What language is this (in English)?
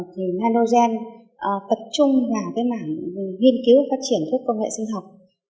Vietnamese